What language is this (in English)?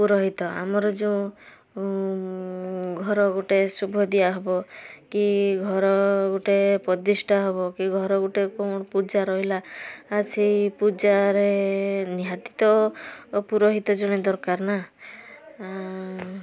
Odia